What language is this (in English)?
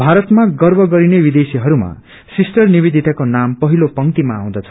Nepali